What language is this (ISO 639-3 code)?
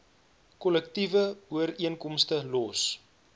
afr